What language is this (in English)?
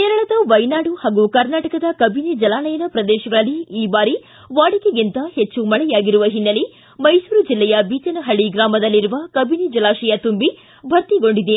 Kannada